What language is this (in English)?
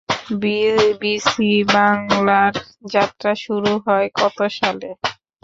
Bangla